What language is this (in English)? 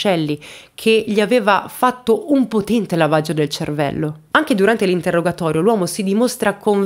Italian